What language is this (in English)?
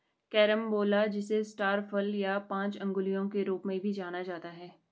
Hindi